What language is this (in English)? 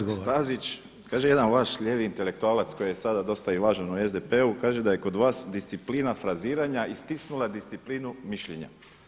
Croatian